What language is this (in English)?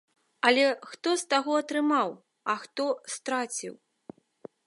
Belarusian